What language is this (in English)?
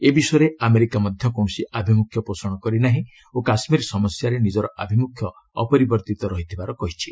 Odia